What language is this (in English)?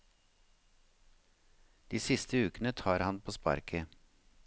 Norwegian